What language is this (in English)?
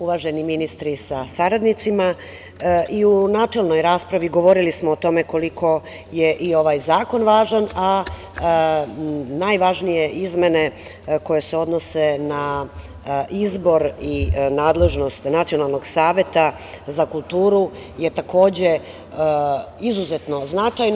Serbian